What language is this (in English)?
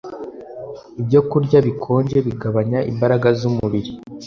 Kinyarwanda